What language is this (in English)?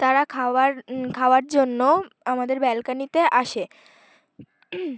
Bangla